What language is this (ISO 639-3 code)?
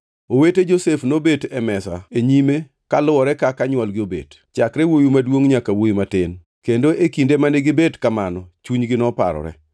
luo